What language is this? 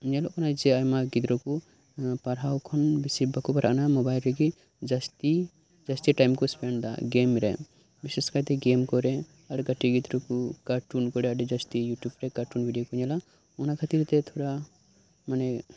Santali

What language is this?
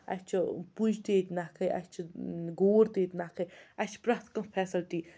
Kashmiri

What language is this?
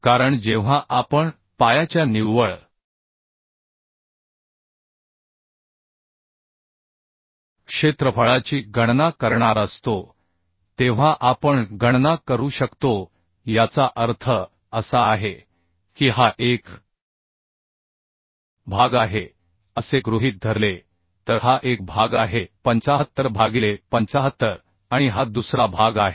Marathi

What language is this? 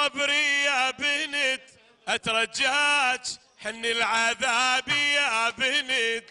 Arabic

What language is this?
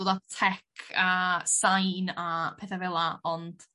Welsh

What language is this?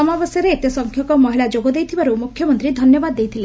Odia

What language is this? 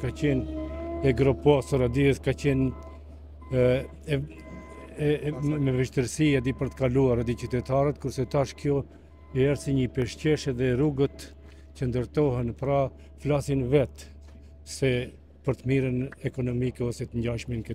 Romanian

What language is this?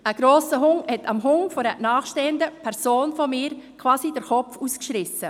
Swiss German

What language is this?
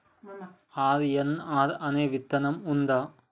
Telugu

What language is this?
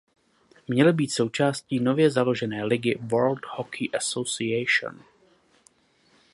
Czech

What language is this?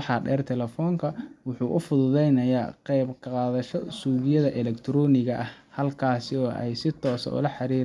Somali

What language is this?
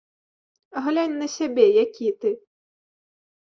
Belarusian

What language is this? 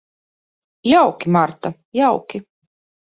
Latvian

